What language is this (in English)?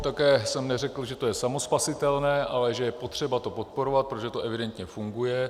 Czech